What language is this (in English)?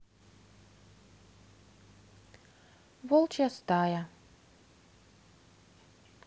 Russian